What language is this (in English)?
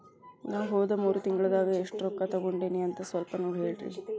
Kannada